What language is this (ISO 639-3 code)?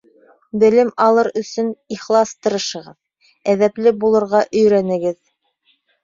bak